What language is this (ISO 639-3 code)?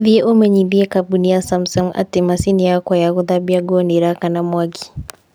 kik